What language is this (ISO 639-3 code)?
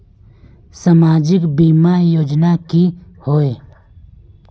mag